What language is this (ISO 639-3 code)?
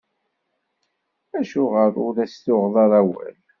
kab